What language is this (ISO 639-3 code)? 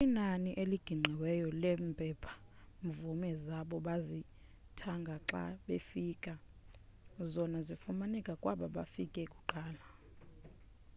xho